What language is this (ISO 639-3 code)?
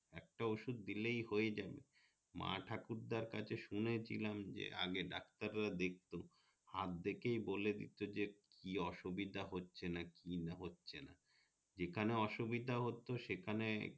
ben